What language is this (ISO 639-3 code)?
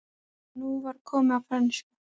isl